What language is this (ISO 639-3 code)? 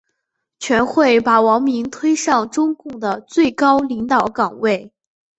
zho